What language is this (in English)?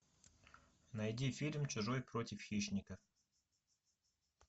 Russian